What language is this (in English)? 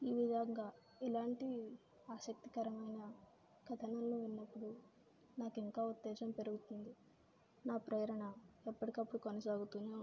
Telugu